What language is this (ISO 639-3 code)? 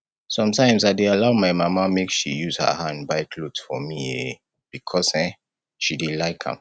pcm